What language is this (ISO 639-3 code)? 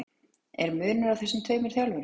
isl